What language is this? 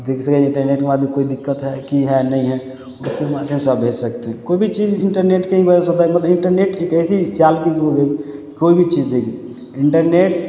Maithili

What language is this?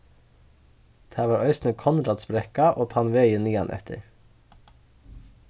Faroese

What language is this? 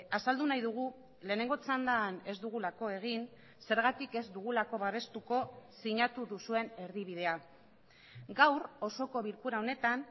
Basque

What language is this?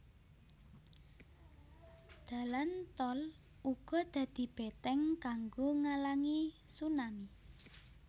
Javanese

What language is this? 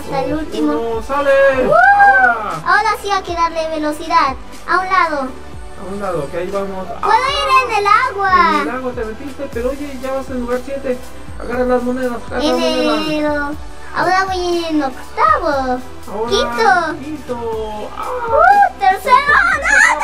Spanish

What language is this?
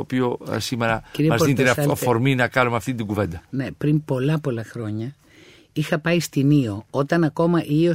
Greek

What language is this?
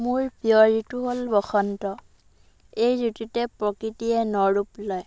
Assamese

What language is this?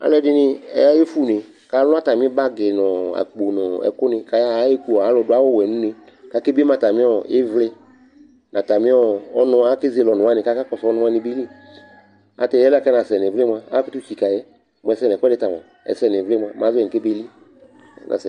Ikposo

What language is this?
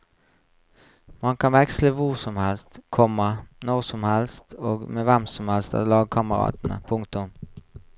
Norwegian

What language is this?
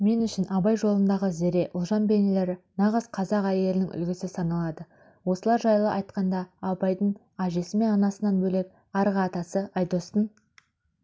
Kazakh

